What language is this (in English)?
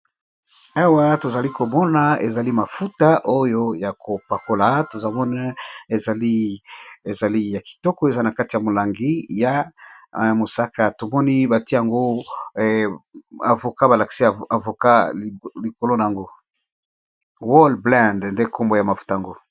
Lingala